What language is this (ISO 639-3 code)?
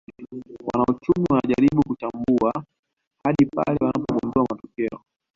swa